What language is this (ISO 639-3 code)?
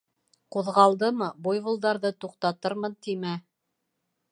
bak